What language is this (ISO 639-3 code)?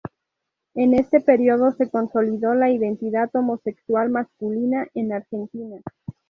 spa